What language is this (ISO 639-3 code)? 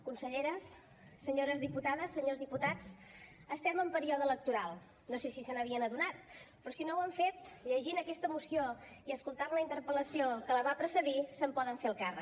cat